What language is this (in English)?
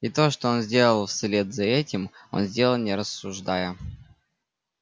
Russian